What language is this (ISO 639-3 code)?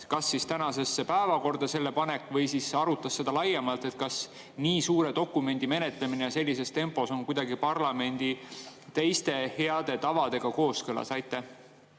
est